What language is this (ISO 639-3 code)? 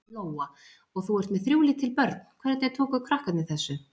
isl